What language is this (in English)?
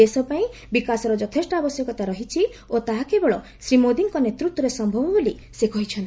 Odia